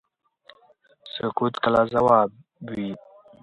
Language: Pashto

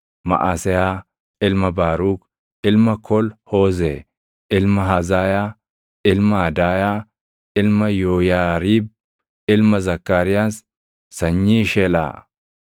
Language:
Oromo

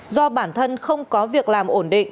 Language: Vietnamese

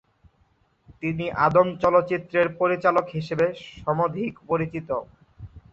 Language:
Bangla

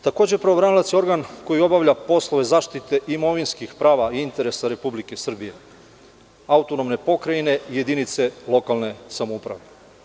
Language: Serbian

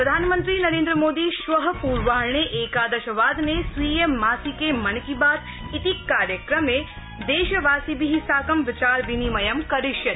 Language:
Sanskrit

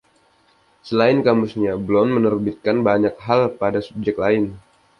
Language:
Indonesian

